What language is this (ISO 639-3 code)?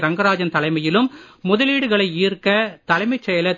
tam